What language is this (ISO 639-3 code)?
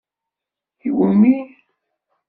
kab